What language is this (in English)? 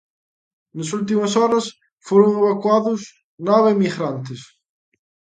Galician